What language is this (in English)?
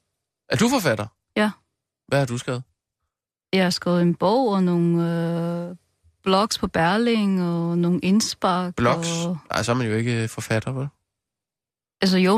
Danish